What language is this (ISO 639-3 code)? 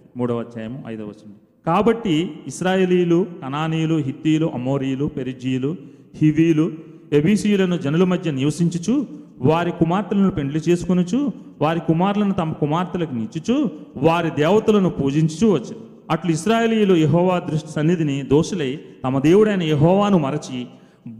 tel